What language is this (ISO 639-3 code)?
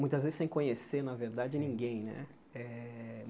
por